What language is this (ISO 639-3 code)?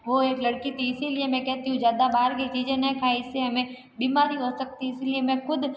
hin